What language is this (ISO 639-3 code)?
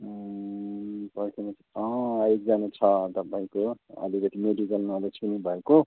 nep